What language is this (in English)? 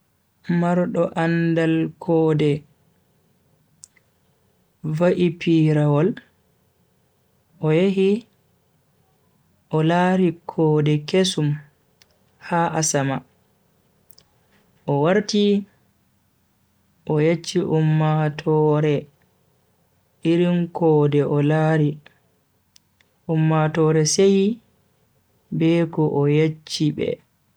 Bagirmi Fulfulde